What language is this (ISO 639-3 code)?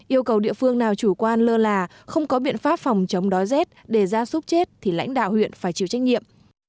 vie